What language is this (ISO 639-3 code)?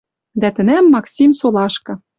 mrj